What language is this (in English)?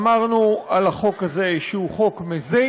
Hebrew